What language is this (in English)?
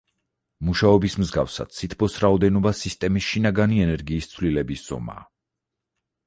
Georgian